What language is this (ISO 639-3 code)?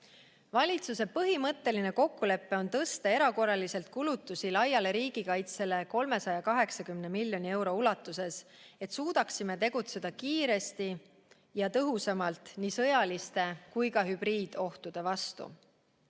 est